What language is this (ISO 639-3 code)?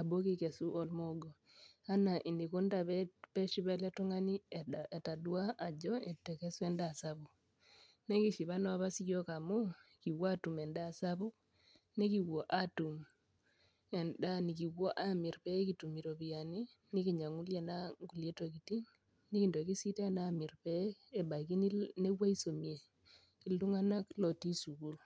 mas